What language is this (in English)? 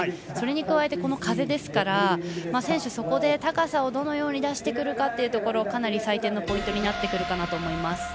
Japanese